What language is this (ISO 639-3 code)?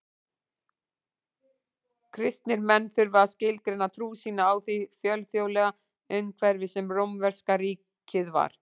isl